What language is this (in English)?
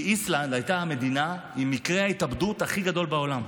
Hebrew